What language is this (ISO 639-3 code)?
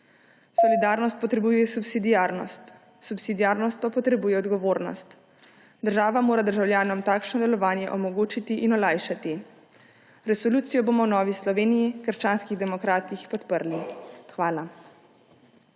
slv